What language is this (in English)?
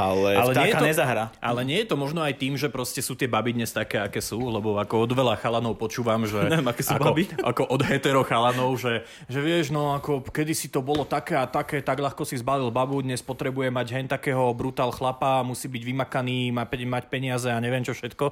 Slovak